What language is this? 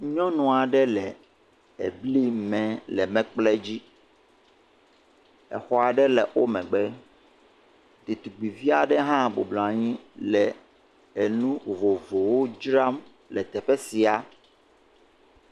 Ewe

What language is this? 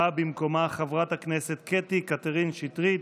Hebrew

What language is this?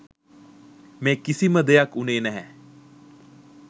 Sinhala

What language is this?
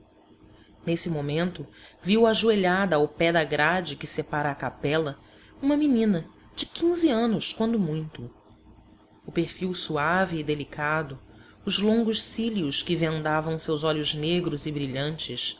Portuguese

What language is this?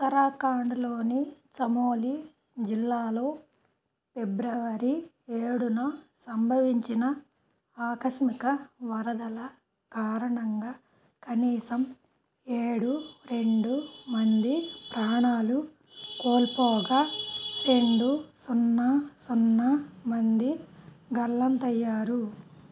Telugu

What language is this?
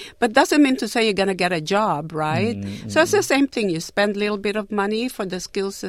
Filipino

